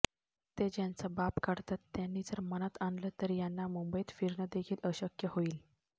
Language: Marathi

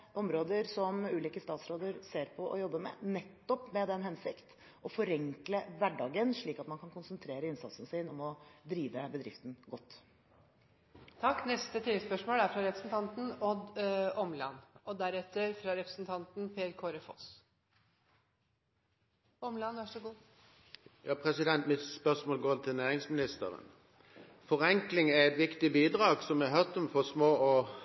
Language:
Norwegian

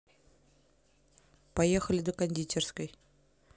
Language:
Russian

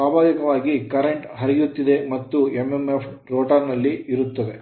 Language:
Kannada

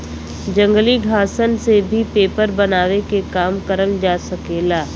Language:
Bhojpuri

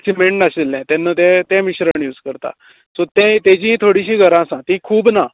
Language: Konkani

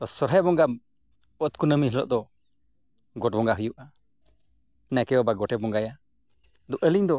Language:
Santali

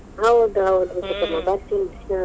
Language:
Kannada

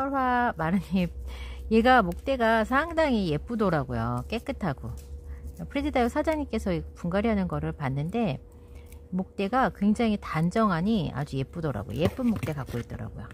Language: Korean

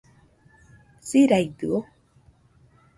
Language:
Nüpode Huitoto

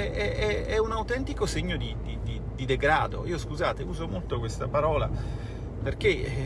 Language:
Italian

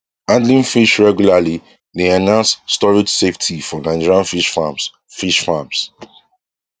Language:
Nigerian Pidgin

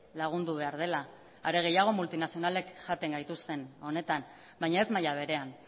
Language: Basque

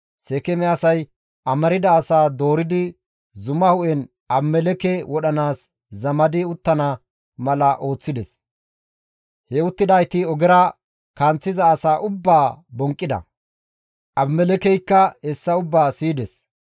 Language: Gamo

